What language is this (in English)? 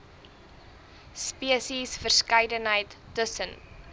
Afrikaans